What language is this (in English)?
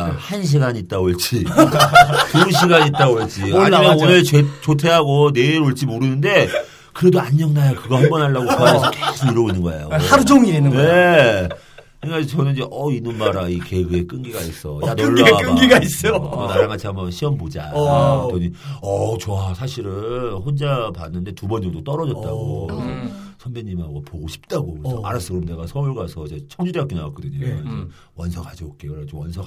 Korean